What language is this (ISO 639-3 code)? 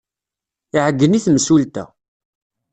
kab